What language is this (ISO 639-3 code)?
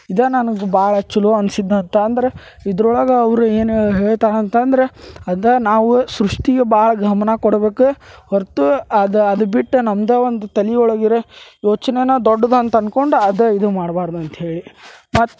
kan